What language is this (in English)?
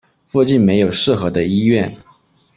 Chinese